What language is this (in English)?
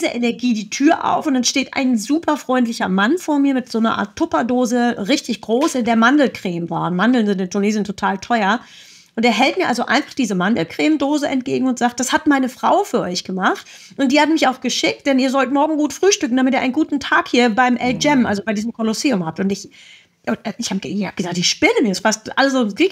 German